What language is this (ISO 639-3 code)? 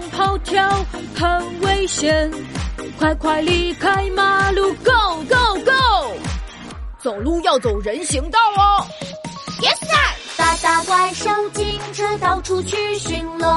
zho